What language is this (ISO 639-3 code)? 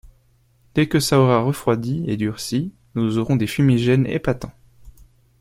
fra